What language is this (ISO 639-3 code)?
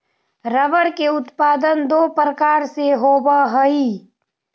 mag